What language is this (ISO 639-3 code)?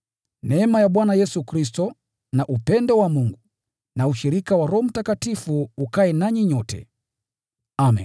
swa